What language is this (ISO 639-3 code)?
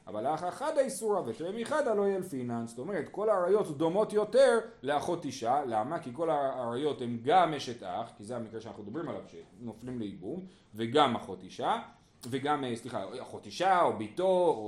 heb